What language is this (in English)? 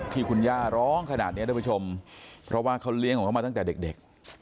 Thai